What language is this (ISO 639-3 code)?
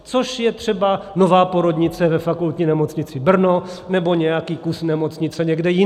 ces